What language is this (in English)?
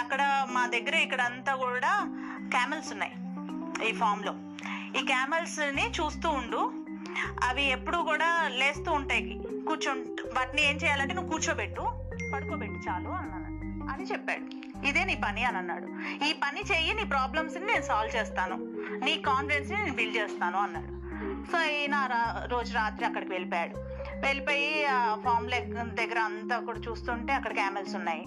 Telugu